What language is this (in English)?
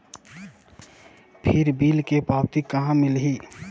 Chhattisgarhi